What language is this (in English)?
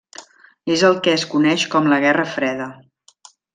Catalan